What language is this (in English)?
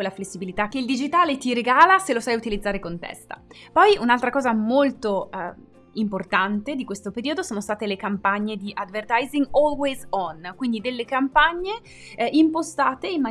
Italian